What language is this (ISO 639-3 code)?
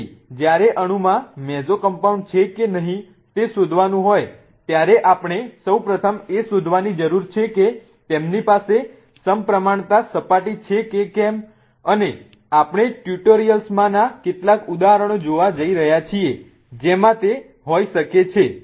guj